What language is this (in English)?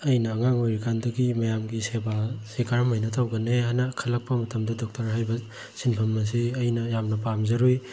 Manipuri